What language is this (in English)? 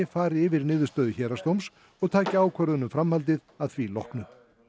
Icelandic